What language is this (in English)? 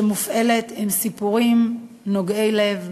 Hebrew